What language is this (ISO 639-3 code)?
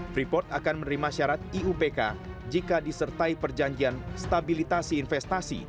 ind